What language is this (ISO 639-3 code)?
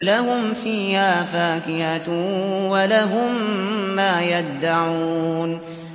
ara